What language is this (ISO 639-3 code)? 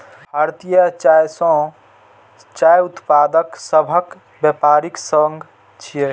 mai